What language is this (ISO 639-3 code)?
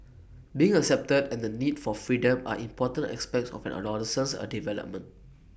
eng